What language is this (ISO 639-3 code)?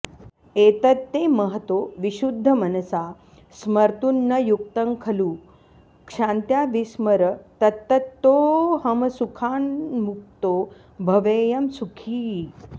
san